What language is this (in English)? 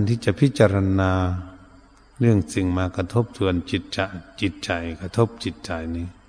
Thai